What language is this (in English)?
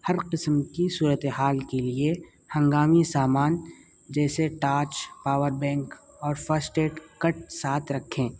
Urdu